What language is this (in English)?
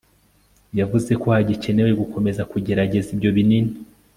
Kinyarwanda